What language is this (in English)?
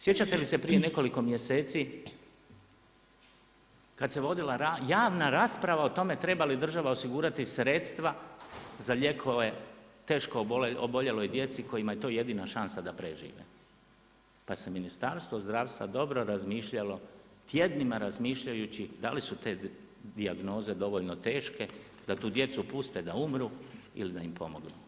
Croatian